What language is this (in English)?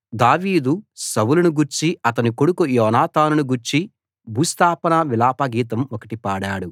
Telugu